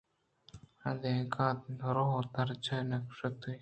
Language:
Eastern Balochi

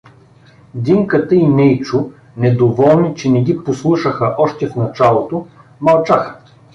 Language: Bulgarian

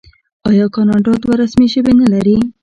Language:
Pashto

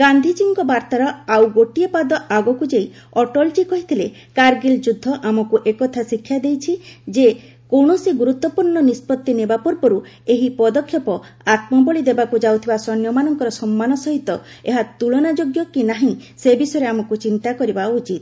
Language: Odia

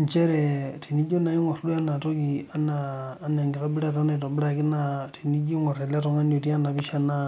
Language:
Masai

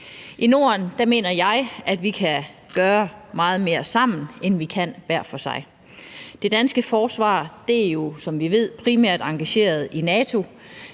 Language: Danish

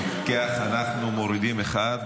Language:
Hebrew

